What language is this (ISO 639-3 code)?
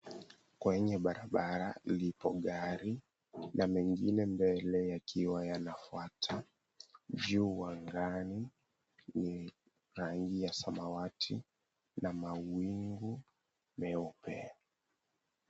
swa